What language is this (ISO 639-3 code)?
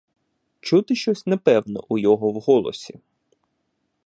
ukr